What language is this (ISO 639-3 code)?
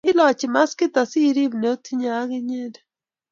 kln